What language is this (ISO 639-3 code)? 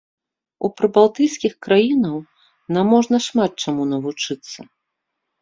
bel